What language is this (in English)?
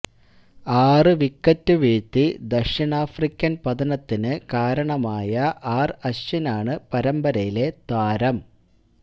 Malayalam